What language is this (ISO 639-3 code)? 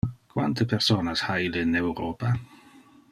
ina